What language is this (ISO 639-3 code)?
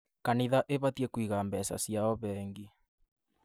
kik